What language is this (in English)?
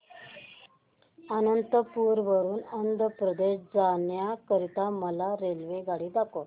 Marathi